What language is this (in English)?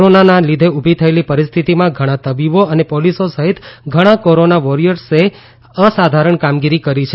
Gujarati